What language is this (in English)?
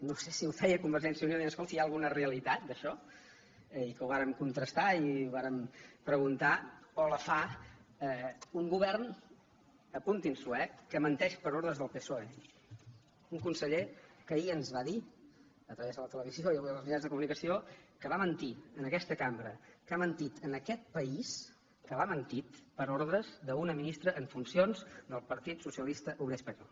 Catalan